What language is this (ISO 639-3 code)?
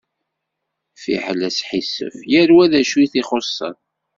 kab